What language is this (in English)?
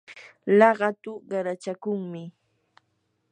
Yanahuanca Pasco Quechua